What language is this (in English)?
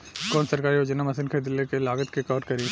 Bhojpuri